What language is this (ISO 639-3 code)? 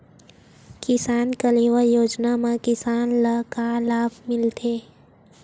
hne